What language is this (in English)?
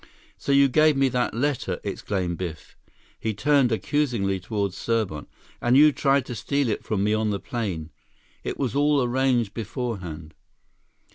English